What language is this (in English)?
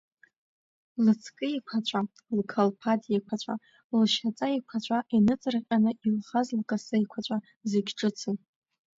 Abkhazian